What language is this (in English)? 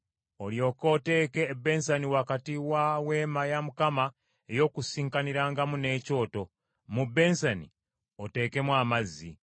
Ganda